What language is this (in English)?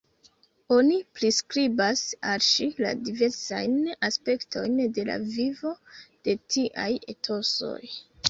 Esperanto